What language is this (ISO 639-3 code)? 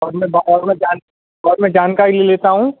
hin